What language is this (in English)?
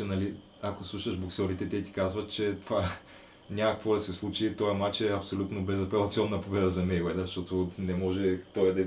Bulgarian